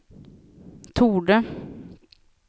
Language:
Swedish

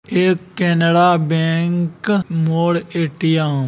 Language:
Magahi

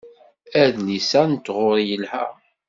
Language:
Kabyle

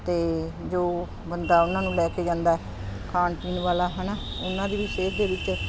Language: Punjabi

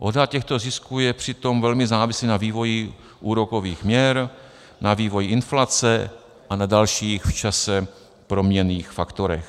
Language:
Czech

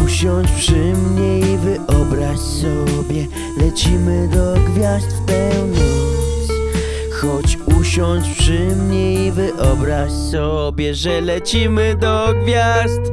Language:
Polish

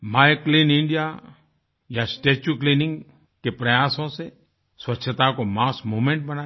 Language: Hindi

